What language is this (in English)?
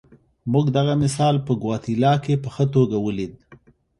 Pashto